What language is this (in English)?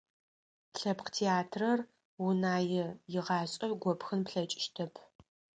Adyghe